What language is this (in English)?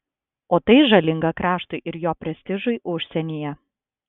Lithuanian